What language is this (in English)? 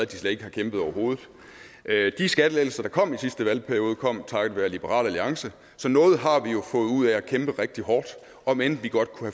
Danish